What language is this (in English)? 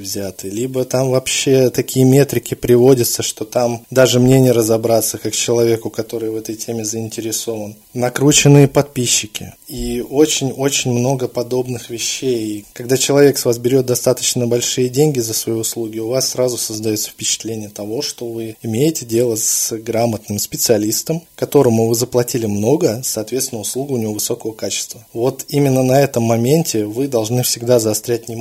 Russian